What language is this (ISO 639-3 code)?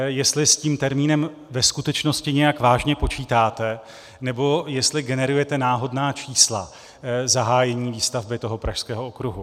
ces